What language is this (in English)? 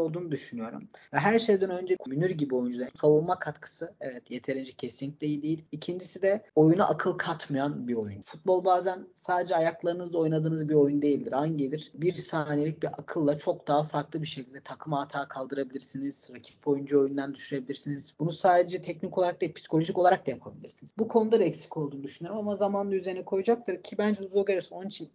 Turkish